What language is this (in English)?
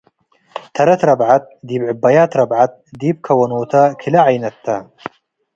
Tigre